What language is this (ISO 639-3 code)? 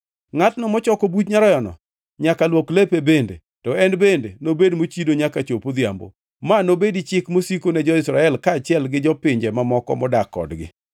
luo